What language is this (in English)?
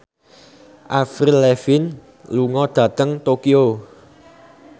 Javanese